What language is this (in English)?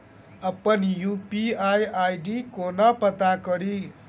Maithili